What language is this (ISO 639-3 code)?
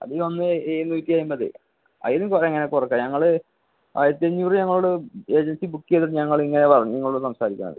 mal